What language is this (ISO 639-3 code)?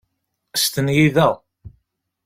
kab